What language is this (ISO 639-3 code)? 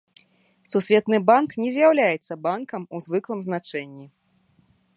bel